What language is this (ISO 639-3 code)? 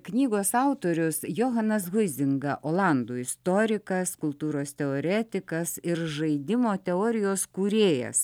lit